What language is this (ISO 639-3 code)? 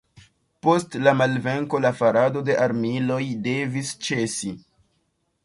epo